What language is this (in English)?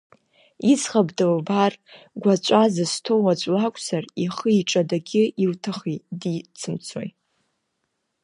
Abkhazian